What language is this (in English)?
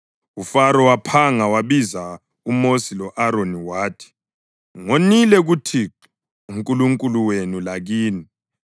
North Ndebele